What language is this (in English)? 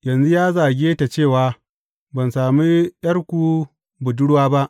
Hausa